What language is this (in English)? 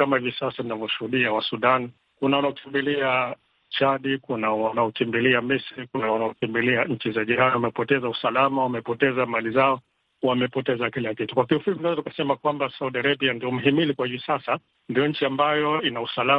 Swahili